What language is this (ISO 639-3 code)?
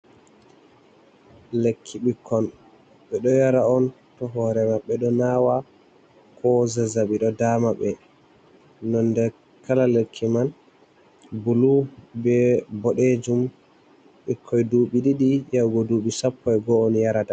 ful